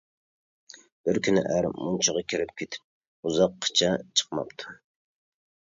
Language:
Uyghur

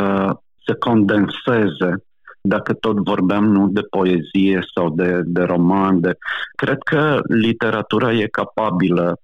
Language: Romanian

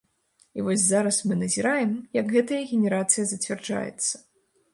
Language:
Belarusian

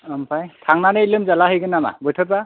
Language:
Bodo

